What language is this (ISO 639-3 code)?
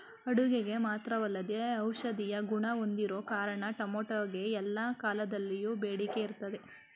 kan